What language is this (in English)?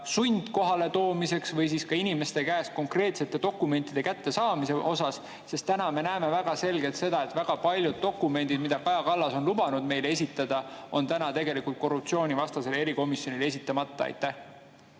Estonian